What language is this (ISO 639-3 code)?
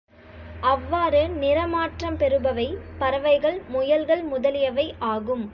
tam